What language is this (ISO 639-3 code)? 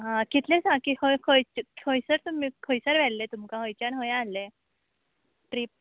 kok